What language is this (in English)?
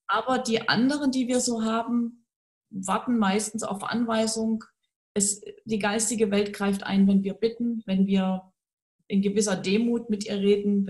German